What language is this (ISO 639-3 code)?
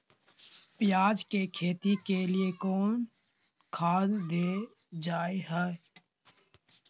mag